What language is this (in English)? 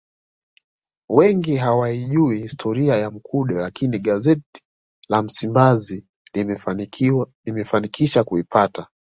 Swahili